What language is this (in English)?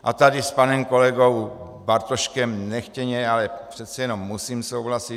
Czech